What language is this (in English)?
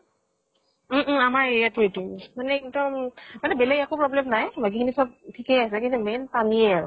Assamese